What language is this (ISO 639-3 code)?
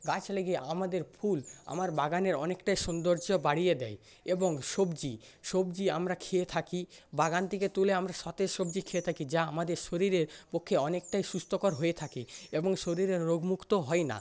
ben